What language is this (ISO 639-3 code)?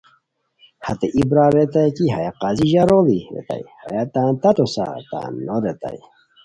khw